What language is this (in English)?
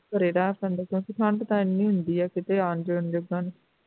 Punjabi